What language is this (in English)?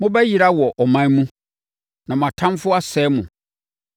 Akan